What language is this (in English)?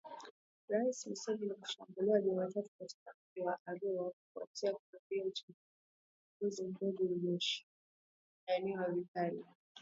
Swahili